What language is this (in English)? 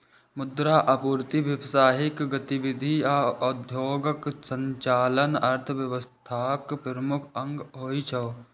Maithili